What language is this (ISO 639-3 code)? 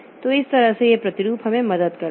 hin